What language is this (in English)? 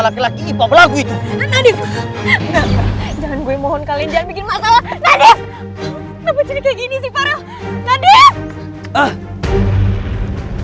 Indonesian